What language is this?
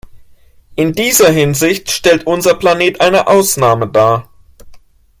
German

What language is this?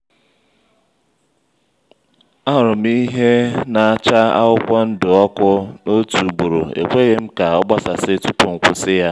Igbo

